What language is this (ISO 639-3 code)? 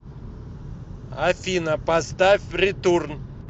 rus